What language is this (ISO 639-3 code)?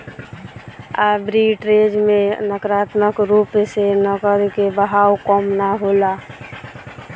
bho